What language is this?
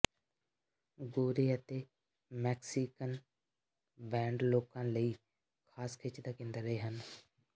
Punjabi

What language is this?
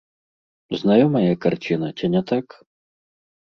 Belarusian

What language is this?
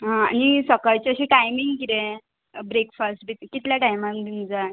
Konkani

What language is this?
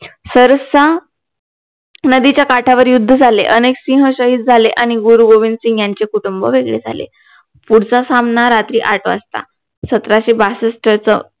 Marathi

